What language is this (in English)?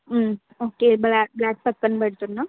Telugu